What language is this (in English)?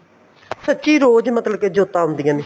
Punjabi